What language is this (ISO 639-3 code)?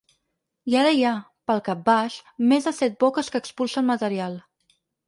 cat